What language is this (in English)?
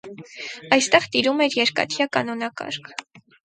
Armenian